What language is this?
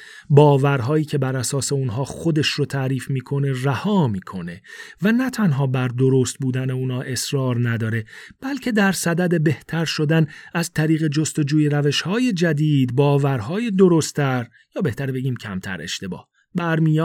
Persian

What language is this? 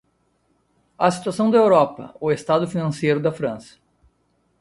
Portuguese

